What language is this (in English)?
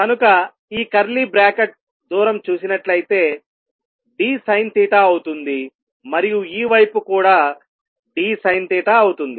Telugu